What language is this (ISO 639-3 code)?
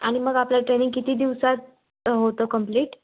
mar